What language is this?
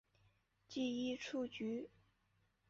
Chinese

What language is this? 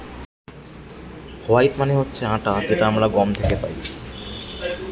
Bangla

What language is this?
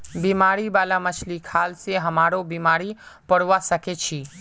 Magahi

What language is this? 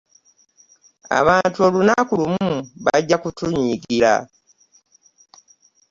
Ganda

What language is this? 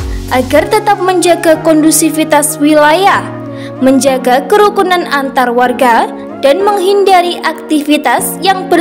Indonesian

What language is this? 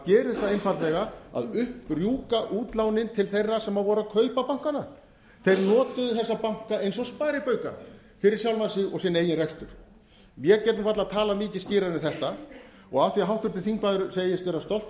Icelandic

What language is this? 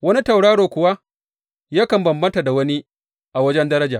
Hausa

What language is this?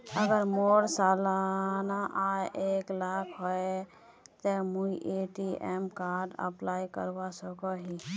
Magahi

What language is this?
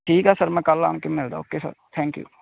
Punjabi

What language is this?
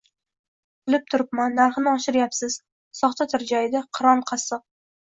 Uzbek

